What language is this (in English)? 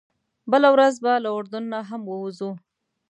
Pashto